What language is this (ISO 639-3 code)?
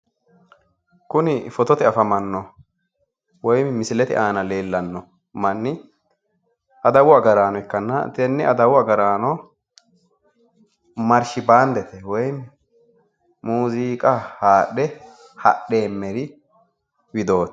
sid